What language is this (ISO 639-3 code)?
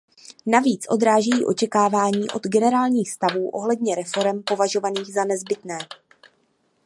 ces